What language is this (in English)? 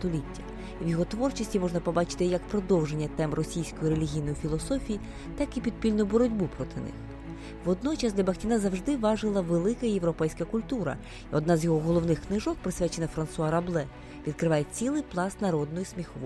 Ukrainian